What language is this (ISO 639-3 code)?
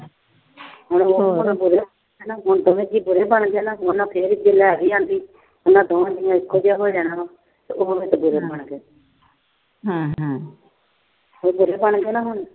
pan